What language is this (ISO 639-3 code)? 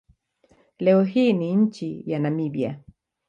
swa